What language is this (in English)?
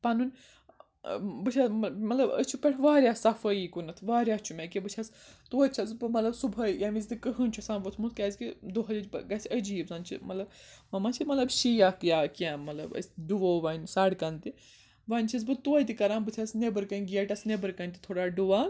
Kashmiri